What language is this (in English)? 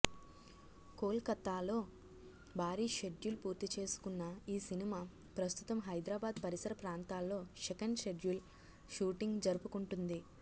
Telugu